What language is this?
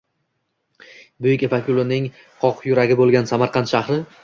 Uzbek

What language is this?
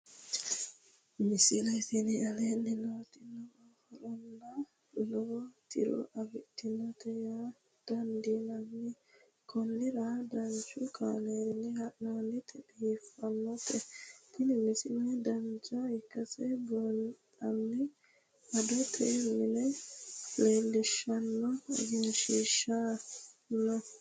Sidamo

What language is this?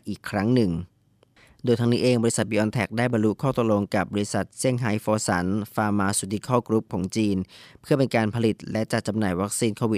Thai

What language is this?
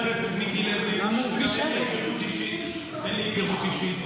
Hebrew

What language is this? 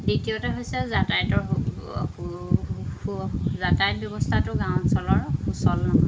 Assamese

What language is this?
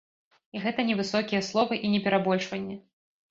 Belarusian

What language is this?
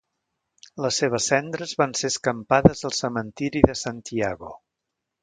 Catalan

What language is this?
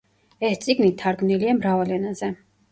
Georgian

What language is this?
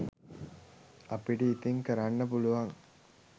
Sinhala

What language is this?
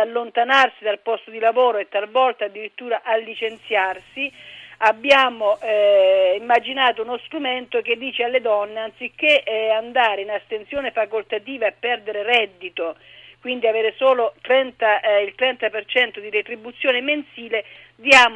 Italian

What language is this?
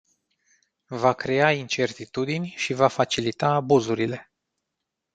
Romanian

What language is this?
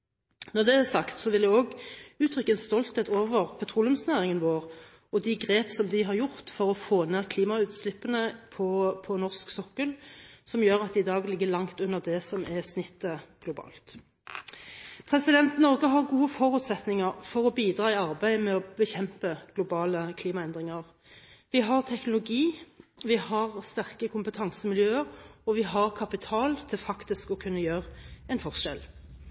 Norwegian Bokmål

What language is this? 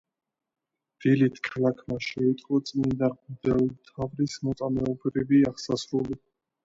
Georgian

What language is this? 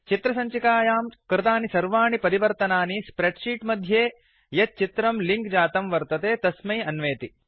Sanskrit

